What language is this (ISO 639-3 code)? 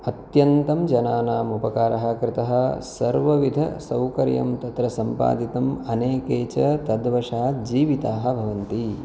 san